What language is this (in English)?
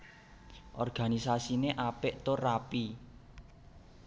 Javanese